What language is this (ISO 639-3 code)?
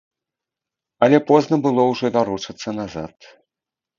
bel